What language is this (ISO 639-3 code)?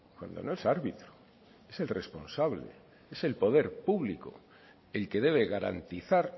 spa